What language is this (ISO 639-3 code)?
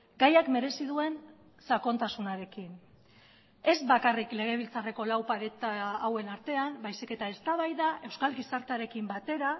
eus